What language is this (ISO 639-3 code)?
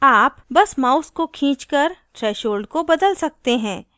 hin